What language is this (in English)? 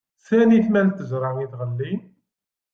Kabyle